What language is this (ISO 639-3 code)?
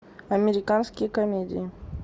rus